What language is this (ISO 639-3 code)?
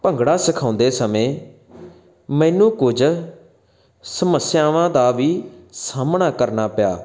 pan